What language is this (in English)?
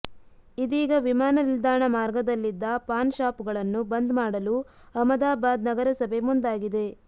Kannada